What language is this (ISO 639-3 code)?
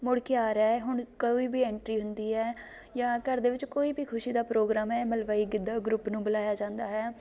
pan